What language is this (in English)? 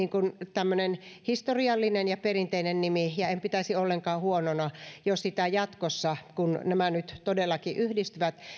Finnish